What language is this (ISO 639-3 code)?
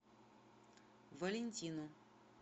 rus